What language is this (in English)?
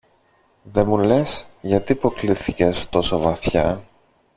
Greek